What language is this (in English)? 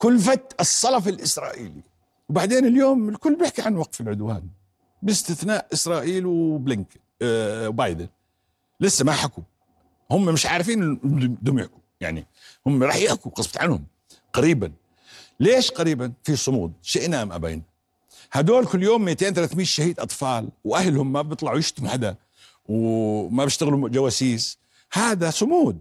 Arabic